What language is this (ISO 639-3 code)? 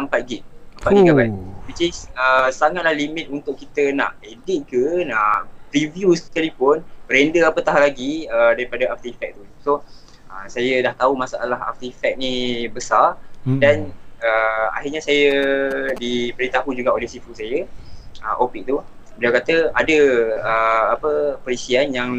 msa